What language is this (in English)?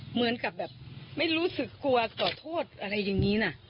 Thai